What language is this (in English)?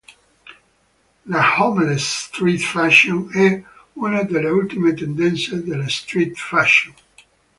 Italian